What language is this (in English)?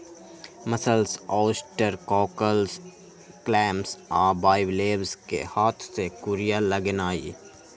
Magahi